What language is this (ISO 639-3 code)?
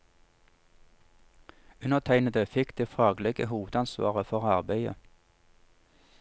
nor